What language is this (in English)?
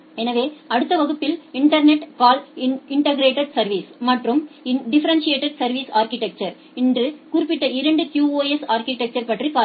Tamil